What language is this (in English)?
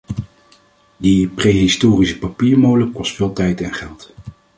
Dutch